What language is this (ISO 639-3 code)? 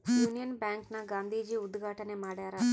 kan